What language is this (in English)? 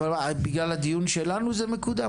Hebrew